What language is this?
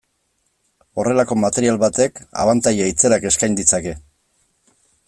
Basque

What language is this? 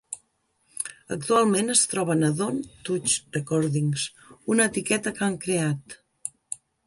Catalan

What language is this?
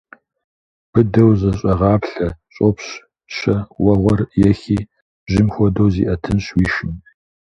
Kabardian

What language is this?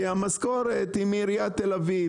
Hebrew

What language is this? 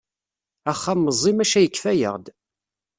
Kabyle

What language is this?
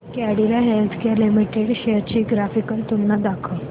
Marathi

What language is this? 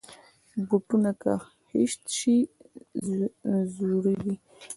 Pashto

